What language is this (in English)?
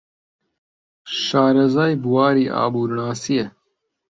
Central Kurdish